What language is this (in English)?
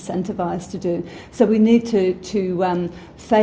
Indonesian